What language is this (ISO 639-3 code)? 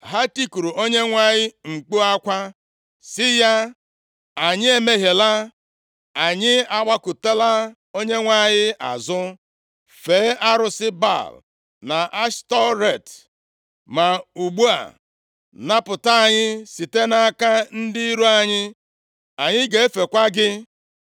ibo